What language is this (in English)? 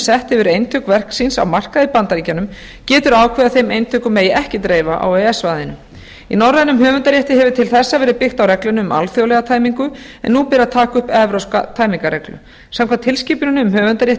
Icelandic